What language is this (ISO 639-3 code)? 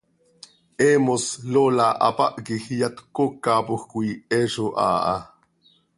sei